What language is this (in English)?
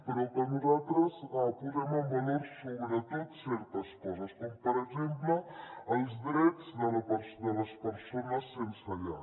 Catalan